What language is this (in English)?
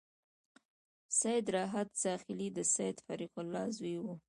Pashto